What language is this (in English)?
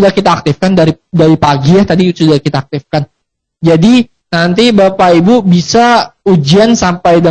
Indonesian